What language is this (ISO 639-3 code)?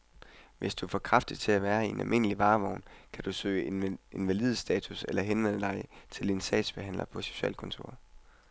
dan